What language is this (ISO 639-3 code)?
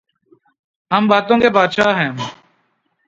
urd